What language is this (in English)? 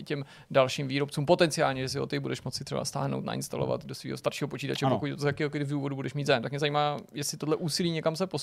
Czech